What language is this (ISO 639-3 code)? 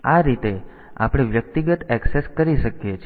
guj